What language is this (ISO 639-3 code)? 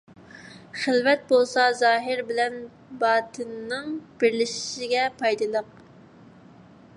uig